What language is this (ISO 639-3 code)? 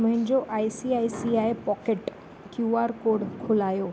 snd